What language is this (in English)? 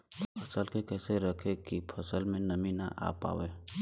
Bhojpuri